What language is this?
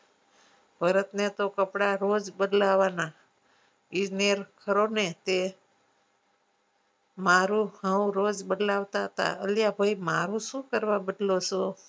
Gujarati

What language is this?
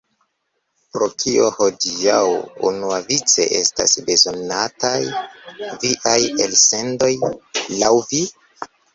Esperanto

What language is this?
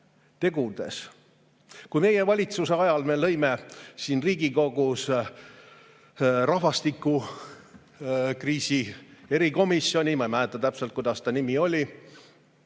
Estonian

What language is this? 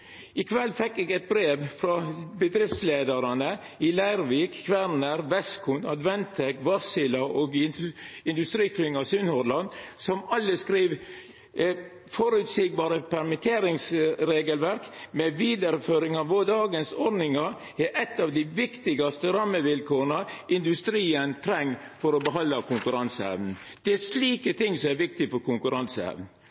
Norwegian Nynorsk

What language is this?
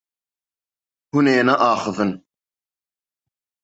Kurdish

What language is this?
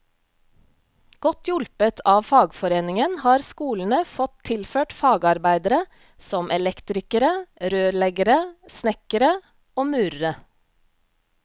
Norwegian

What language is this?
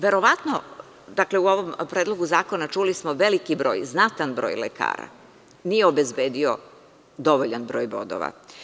Serbian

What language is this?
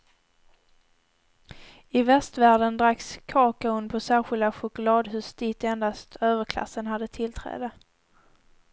Swedish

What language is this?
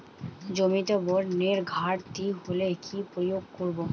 Bangla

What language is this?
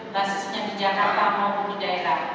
Indonesian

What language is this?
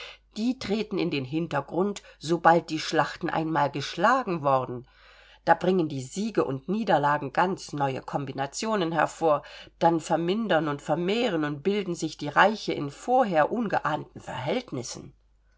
German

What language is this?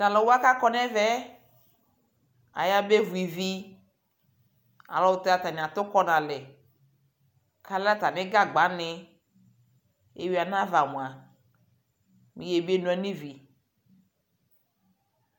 Ikposo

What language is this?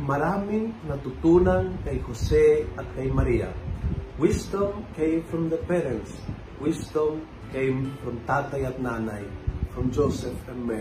Filipino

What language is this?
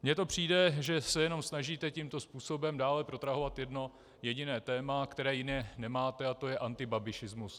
Czech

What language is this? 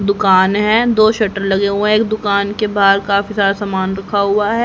Hindi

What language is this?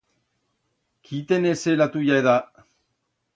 Aragonese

